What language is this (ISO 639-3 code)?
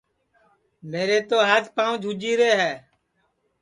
ssi